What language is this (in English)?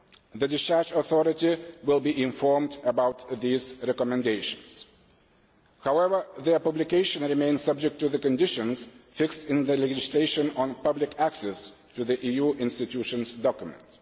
English